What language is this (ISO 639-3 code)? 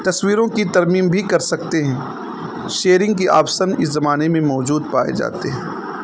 urd